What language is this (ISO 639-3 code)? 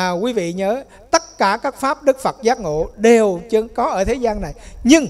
vie